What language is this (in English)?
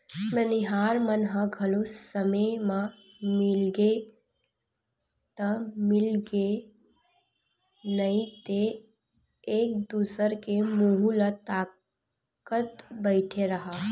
Chhattisgarhi